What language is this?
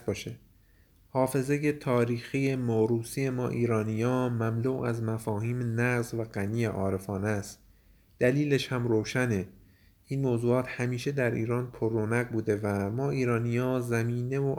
Persian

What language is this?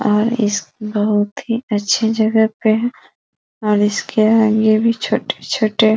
Hindi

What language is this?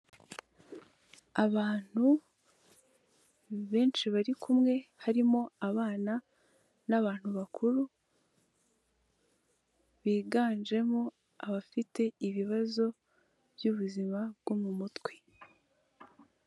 Kinyarwanda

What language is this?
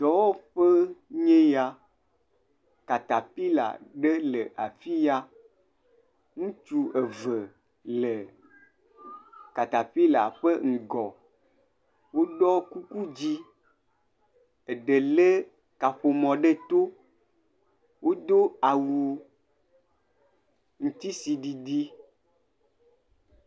Ewe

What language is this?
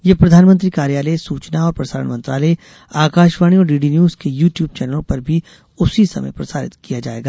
Hindi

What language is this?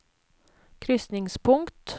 Norwegian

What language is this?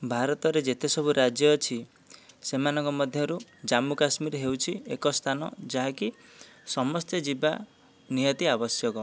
Odia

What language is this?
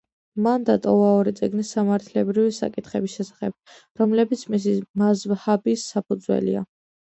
Georgian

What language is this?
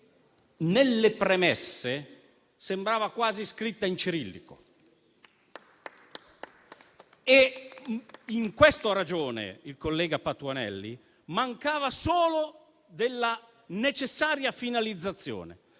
Italian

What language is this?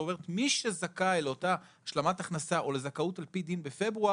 Hebrew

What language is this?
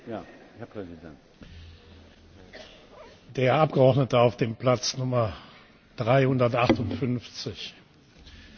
German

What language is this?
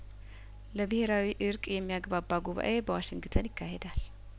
Amharic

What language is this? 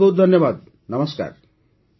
Odia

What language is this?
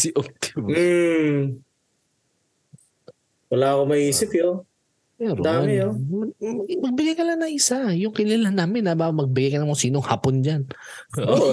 Filipino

